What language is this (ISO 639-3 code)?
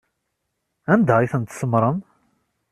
kab